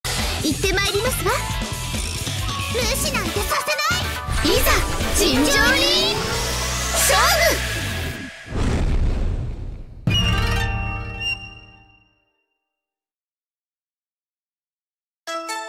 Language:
Japanese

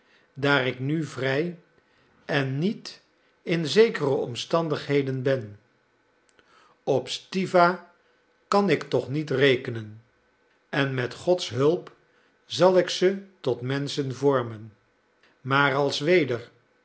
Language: Dutch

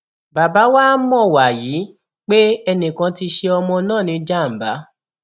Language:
Yoruba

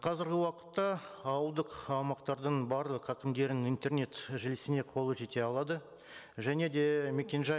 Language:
Kazakh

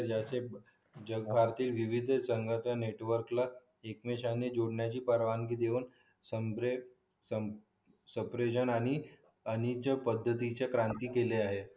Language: Marathi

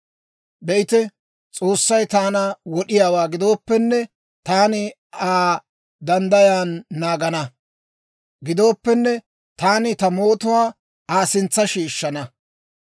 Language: Dawro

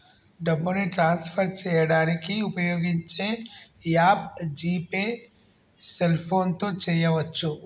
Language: Telugu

